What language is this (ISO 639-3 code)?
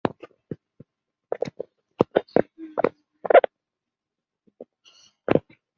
zho